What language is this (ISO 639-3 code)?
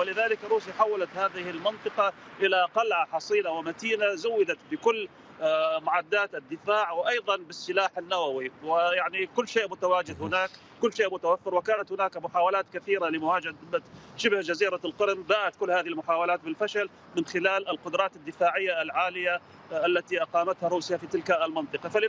ara